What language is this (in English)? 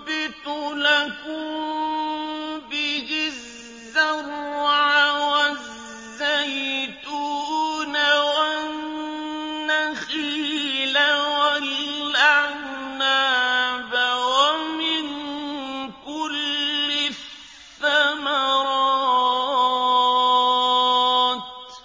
Arabic